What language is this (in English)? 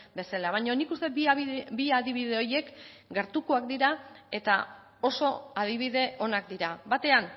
Basque